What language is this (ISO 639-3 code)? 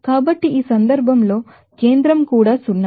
tel